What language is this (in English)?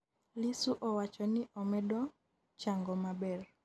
Luo (Kenya and Tanzania)